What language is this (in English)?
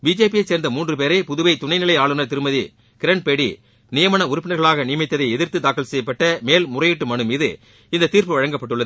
Tamil